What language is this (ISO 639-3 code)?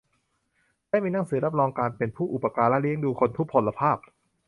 tha